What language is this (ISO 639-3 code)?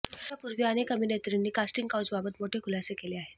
mar